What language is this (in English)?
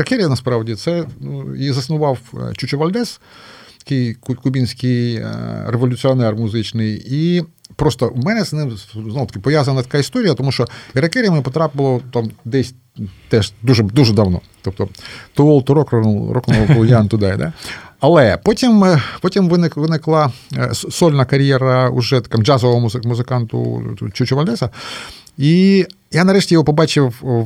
Ukrainian